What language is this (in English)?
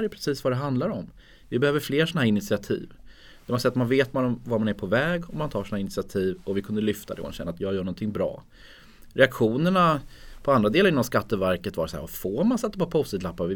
Swedish